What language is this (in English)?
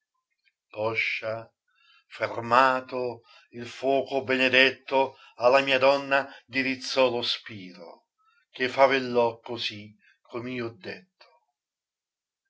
Italian